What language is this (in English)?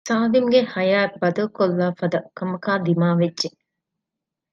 Divehi